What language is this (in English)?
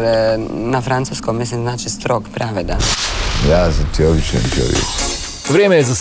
Croatian